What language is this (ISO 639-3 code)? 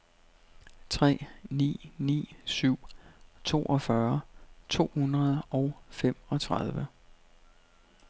dan